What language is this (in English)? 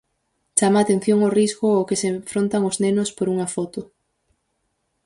Galician